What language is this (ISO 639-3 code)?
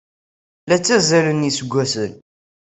kab